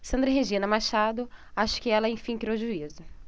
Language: Portuguese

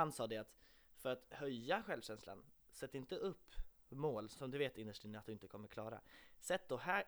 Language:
Swedish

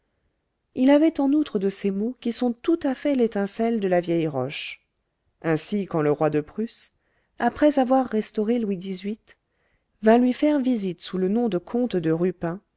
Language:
French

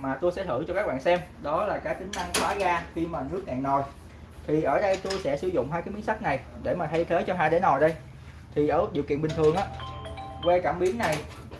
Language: Vietnamese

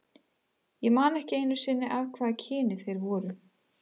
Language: Icelandic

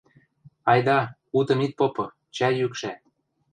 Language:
Western Mari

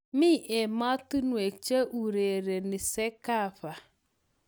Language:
Kalenjin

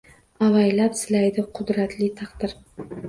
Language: Uzbek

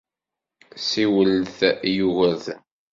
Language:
Kabyle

